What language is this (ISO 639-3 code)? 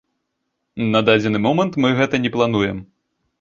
bel